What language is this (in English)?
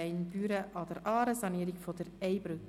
Swiss German